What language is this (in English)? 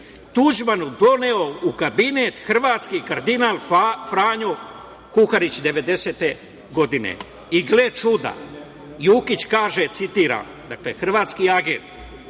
Serbian